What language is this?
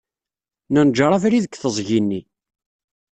Kabyle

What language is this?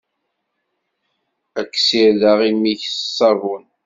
Kabyle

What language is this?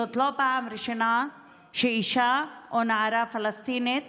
Hebrew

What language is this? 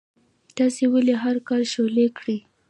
Pashto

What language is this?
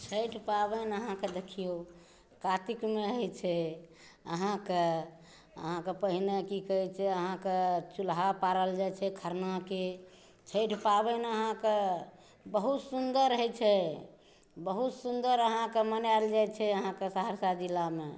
Maithili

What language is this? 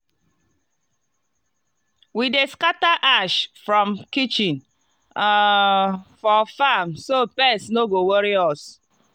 Nigerian Pidgin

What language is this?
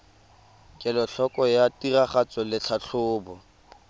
Tswana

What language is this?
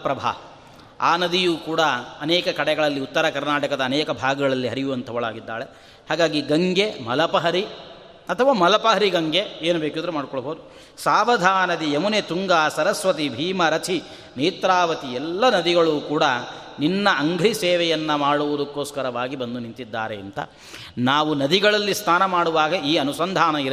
Kannada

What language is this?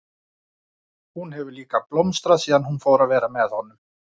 Icelandic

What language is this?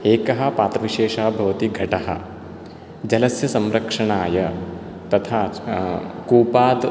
Sanskrit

